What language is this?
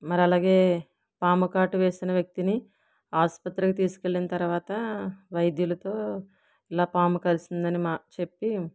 Telugu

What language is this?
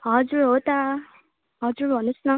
Nepali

